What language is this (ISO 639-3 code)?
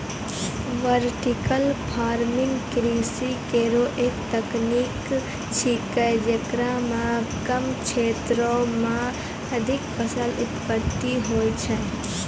mai